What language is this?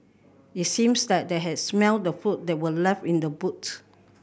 English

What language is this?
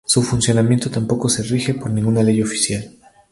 Spanish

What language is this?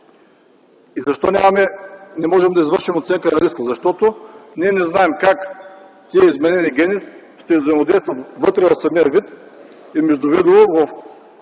Bulgarian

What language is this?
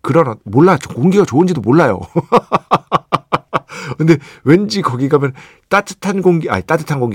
Korean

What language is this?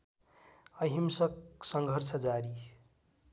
Nepali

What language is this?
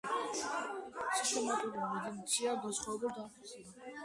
Georgian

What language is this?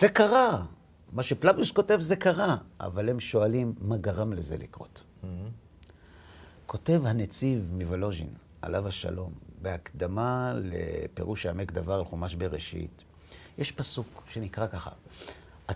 Hebrew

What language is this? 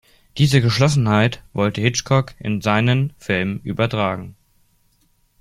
German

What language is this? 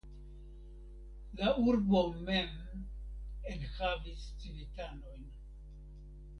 Esperanto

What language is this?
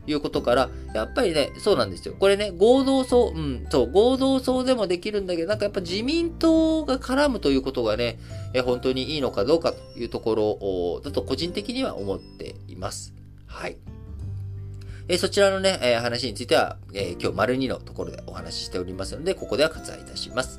Japanese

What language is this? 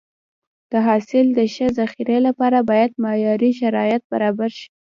Pashto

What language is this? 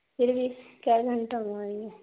Urdu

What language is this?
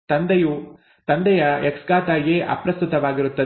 Kannada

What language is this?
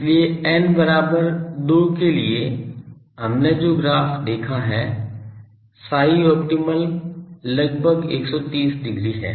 Hindi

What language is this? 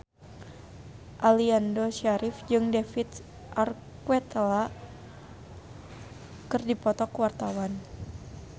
Sundanese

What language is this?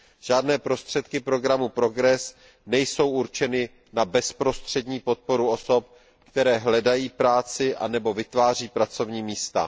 Czech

